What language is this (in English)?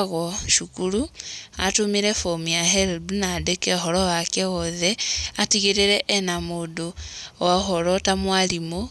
Kikuyu